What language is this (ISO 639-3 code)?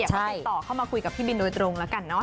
tha